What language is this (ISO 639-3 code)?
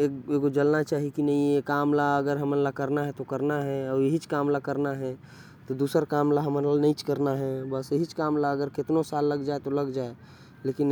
kfp